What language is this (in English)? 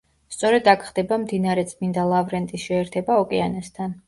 Georgian